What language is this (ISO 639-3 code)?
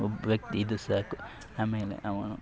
kan